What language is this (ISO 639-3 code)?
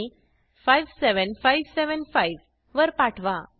mar